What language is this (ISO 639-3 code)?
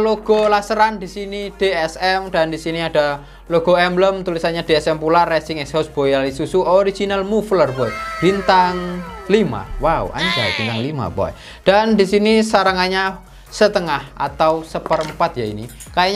ind